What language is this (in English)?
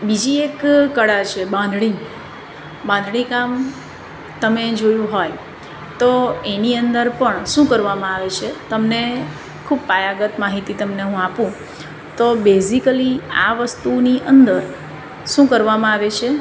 Gujarati